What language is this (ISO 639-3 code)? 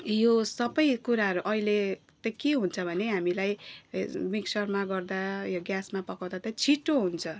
nep